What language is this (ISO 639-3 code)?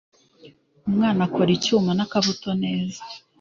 kin